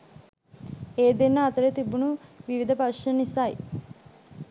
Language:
Sinhala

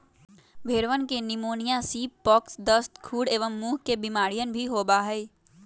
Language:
Magahi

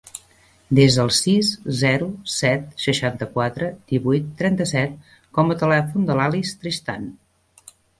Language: Catalan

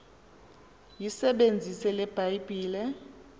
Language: Xhosa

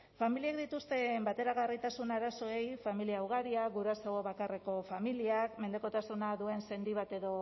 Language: Basque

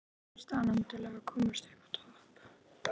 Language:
Icelandic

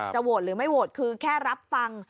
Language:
Thai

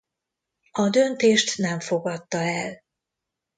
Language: Hungarian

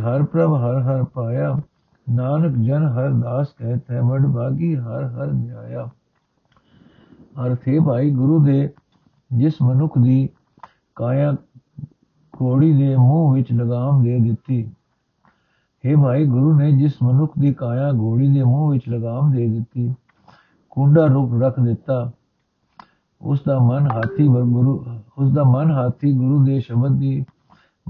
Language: Punjabi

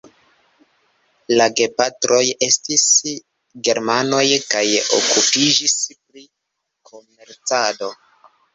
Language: Esperanto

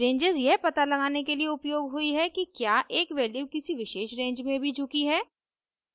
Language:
Hindi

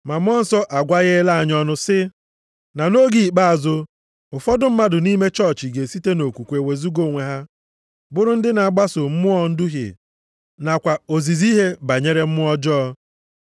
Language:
Igbo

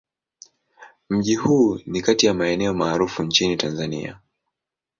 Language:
Swahili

